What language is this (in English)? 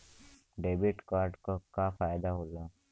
Bhojpuri